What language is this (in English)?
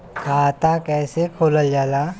Bhojpuri